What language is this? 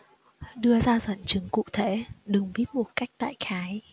Vietnamese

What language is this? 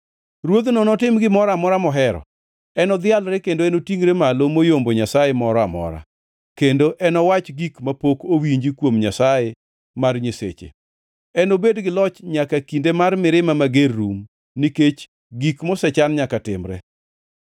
Luo (Kenya and Tanzania)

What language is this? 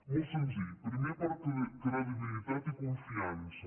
Catalan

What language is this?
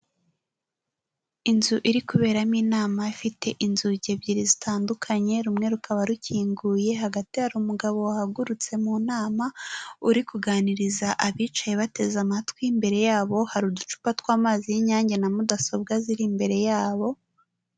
Kinyarwanda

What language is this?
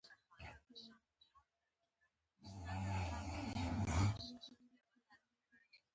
Pashto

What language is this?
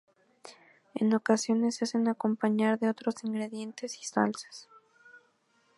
Spanish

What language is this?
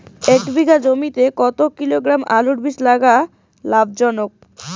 Bangla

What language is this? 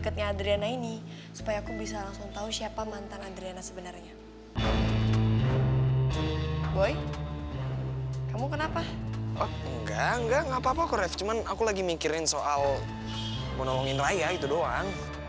Indonesian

